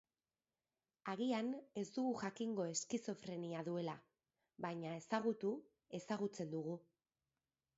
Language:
Basque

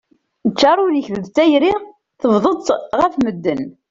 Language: Kabyle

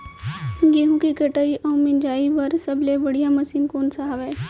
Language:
Chhattisgarhi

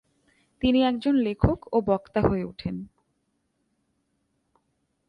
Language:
Bangla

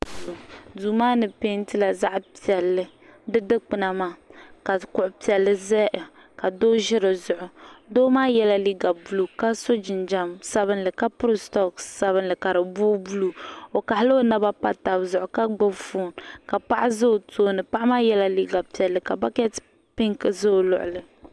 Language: Dagbani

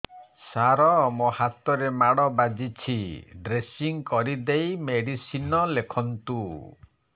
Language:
Odia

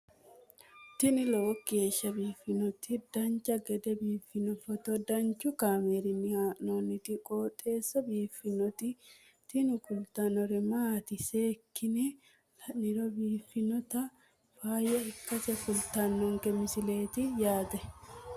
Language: Sidamo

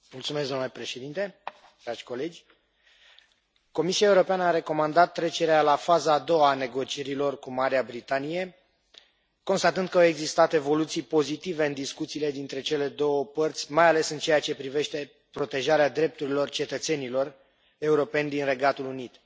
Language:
Romanian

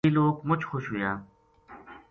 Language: Gujari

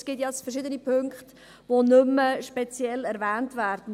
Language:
Swiss German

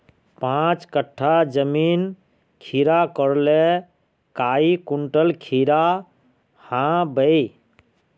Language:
Magahi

